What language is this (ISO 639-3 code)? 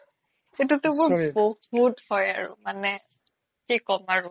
asm